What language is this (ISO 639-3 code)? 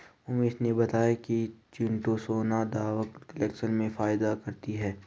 hin